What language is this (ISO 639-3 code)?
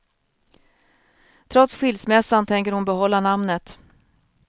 swe